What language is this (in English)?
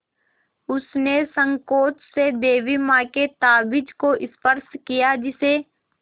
Hindi